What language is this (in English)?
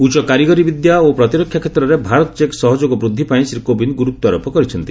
Odia